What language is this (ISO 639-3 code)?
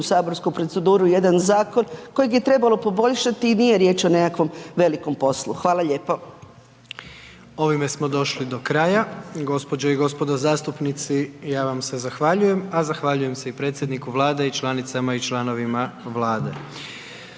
hrv